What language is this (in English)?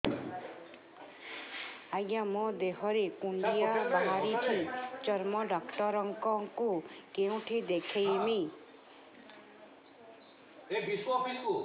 Odia